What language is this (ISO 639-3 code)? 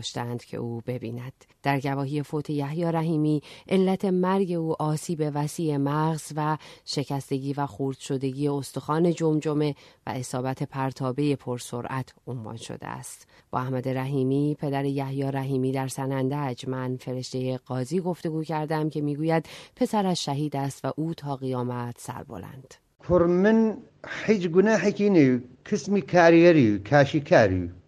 fas